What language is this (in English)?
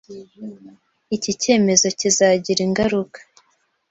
Kinyarwanda